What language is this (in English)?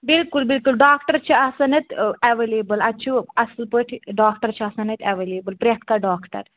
Kashmiri